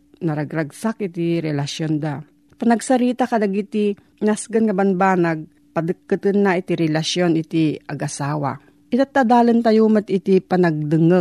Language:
Filipino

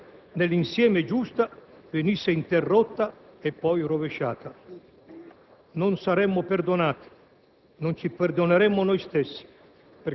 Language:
Italian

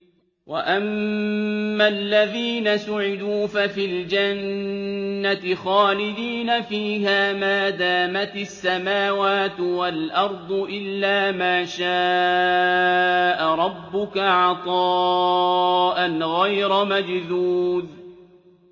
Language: Arabic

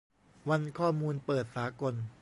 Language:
Thai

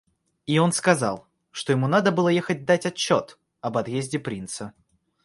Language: Russian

